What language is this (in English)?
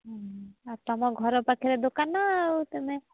Odia